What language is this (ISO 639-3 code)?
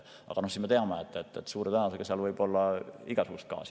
est